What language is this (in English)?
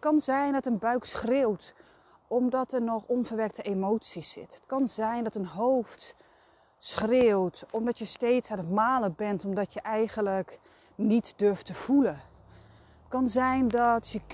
Dutch